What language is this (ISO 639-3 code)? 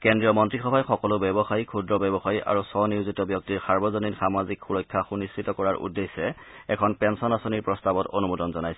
asm